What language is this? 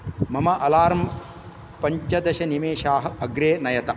Sanskrit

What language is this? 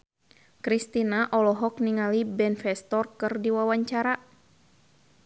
Sundanese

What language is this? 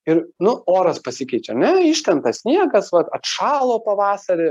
Lithuanian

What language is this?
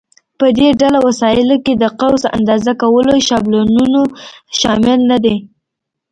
Pashto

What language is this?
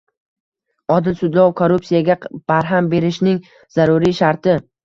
Uzbek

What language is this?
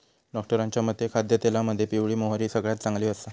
Marathi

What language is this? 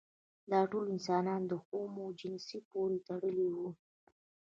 Pashto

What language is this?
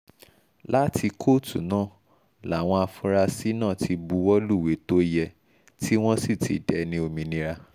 Yoruba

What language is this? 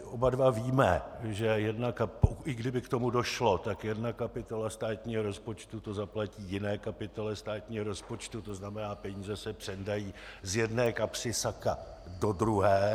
Czech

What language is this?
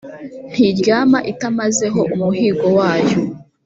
Kinyarwanda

